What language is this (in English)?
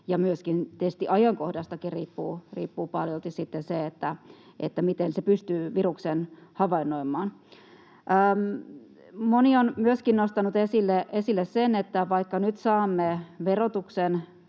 Finnish